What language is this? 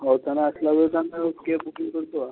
Odia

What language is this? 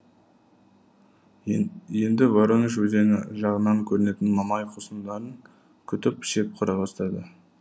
Kazakh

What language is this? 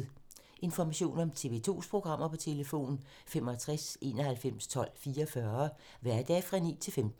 Danish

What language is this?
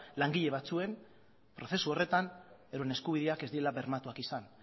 Basque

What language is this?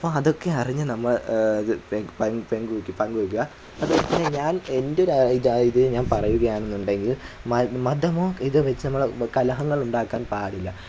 Malayalam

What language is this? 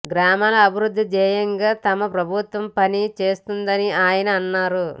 Telugu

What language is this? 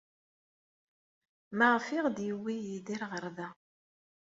Kabyle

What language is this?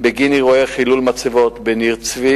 Hebrew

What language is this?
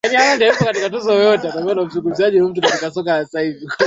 Swahili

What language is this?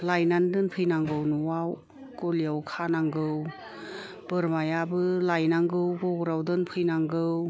Bodo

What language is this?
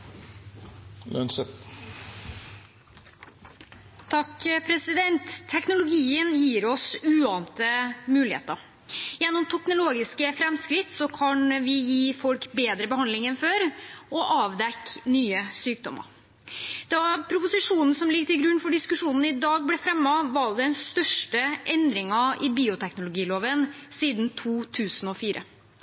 Norwegian Bokmål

